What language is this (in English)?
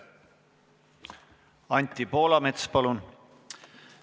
Estonian